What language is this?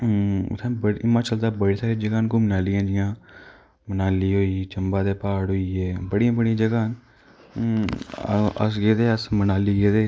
Dogri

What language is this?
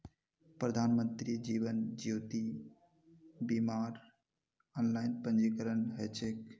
Magahi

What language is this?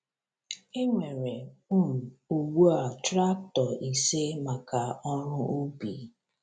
Igbo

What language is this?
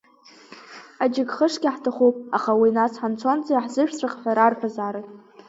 Abkhazian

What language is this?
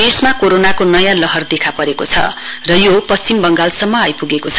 Nepali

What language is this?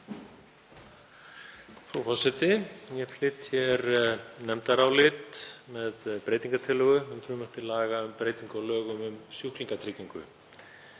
Icelandic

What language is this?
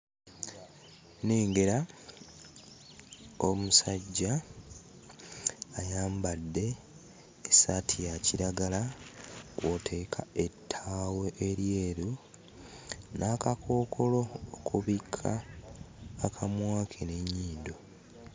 Ganda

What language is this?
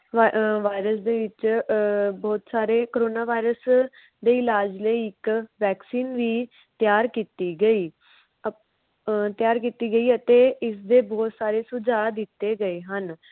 Punjabi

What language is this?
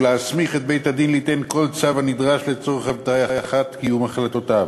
Hebrew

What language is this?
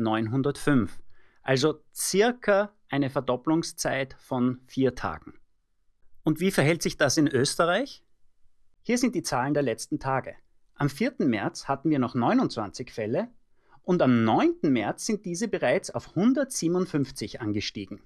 German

